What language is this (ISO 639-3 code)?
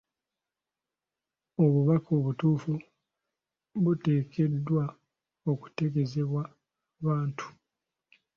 lug